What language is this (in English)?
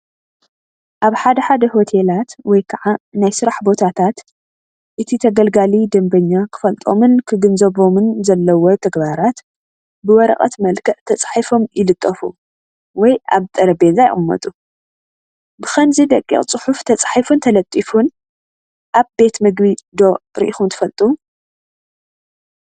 Tigrinya